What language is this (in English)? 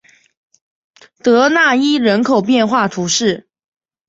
Chinese